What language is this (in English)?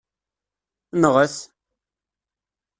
Kabyle